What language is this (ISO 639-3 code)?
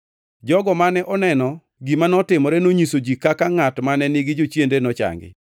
luo